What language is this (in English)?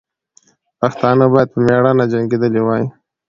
Pashto